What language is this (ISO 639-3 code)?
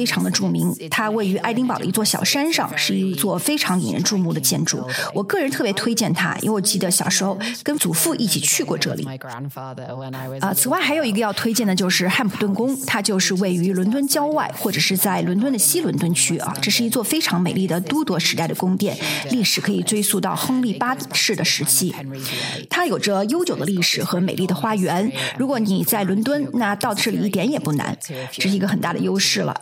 zho